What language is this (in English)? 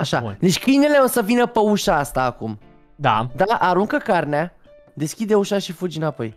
Romanian